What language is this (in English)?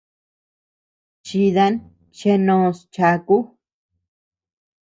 Tepeuxila Cuicatec